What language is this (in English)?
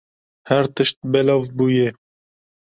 Kurdish